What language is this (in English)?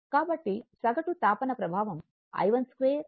Telugu